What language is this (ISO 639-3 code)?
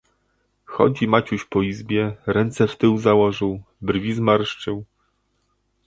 pol